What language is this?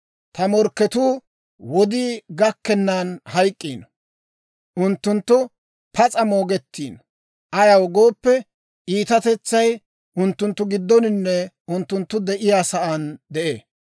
Dawro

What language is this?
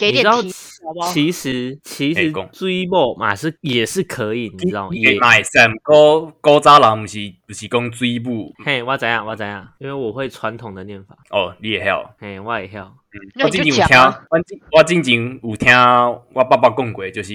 Chinese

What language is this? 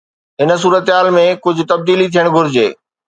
Sindhi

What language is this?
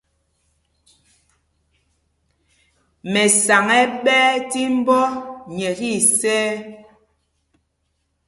Mpumpong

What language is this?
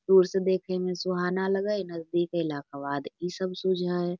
Magahi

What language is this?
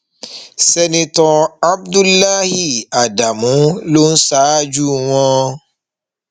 Yoruba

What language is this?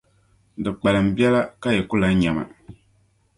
Dagbani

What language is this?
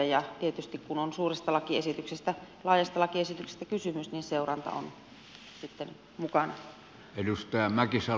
Finnish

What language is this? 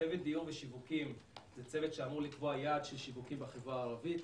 Hebrew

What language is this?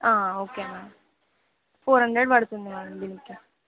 Telugu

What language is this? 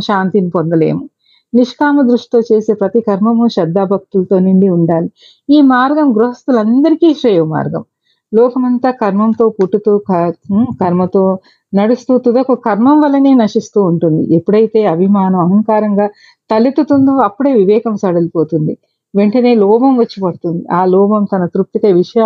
Telugu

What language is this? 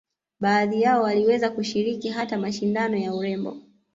Swahili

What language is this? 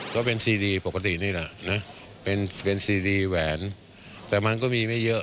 Thai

